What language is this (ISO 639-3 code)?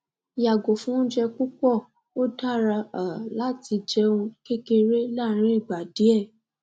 yor